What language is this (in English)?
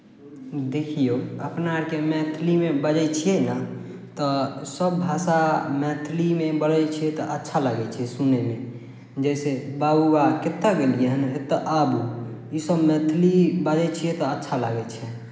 Maithili